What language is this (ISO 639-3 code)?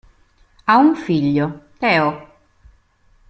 ita